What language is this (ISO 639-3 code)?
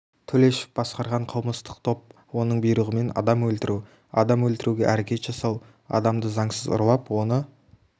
kaz